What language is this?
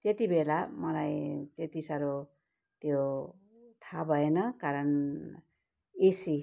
Nepali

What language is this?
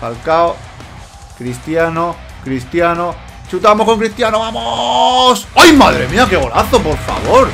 Spanish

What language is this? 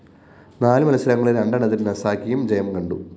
Malayalam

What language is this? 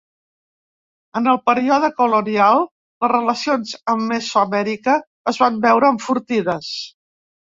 Catalan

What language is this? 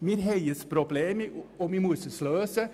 Swiss German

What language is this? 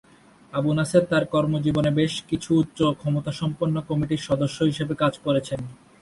Bangla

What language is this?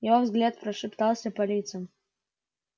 Russian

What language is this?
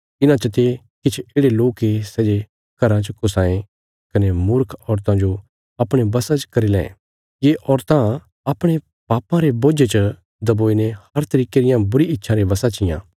Bilaspuri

